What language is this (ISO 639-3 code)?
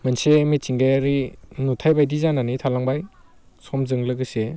brx